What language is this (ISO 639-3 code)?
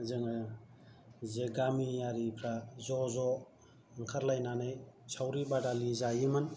brx